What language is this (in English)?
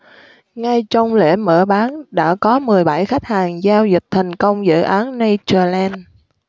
Vietnamese